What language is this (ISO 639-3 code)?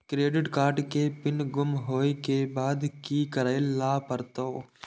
mai